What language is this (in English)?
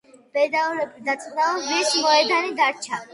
Georgian